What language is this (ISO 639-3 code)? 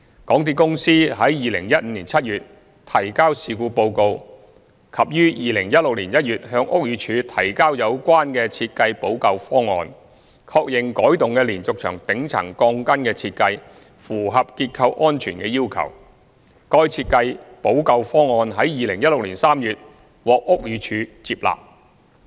yue